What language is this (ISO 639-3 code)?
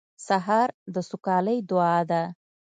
pus